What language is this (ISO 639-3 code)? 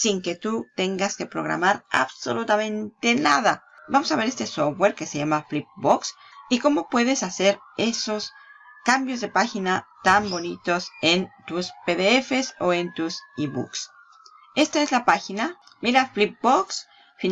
spa